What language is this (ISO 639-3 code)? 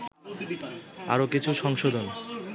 ben